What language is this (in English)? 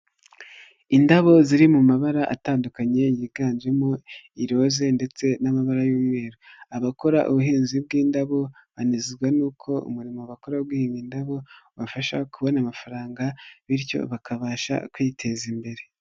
Kinyarwanda